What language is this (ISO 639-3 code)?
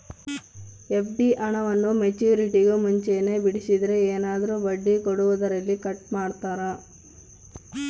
kan